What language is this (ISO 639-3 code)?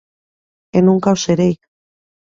glg